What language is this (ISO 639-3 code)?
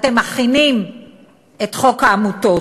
heb